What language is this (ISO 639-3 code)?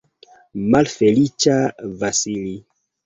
epo